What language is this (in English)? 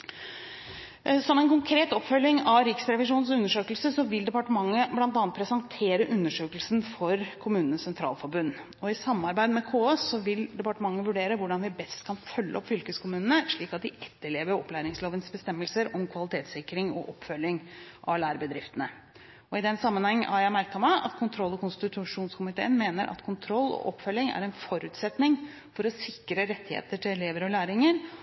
Norwegian Bokmål